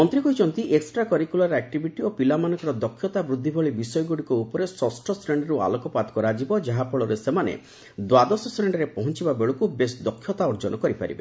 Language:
Odia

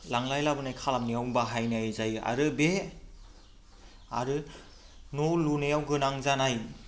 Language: Bodo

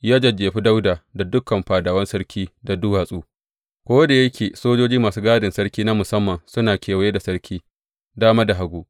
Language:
Hausa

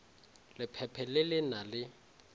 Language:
Northern Sotho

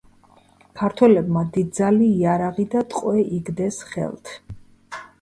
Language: Georgian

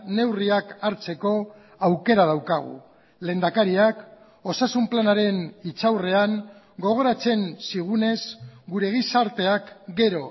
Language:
Basque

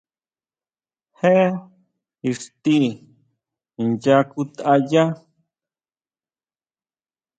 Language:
Huautla Mazatec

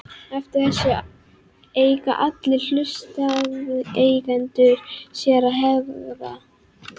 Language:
Icelandic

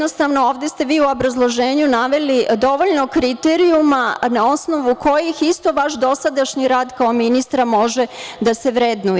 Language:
Serbian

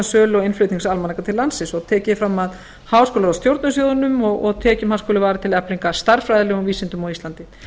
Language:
Icelandic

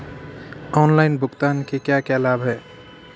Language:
Hindi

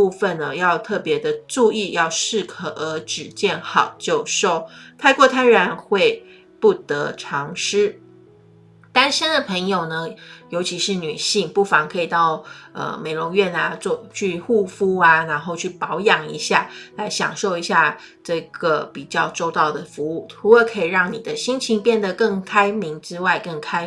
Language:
Chinese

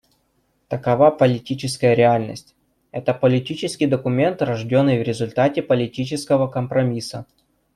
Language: Russian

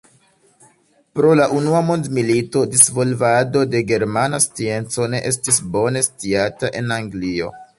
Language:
Esperanto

